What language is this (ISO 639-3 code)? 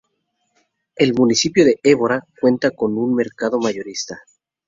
spa